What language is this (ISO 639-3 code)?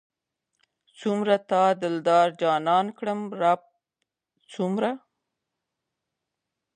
pus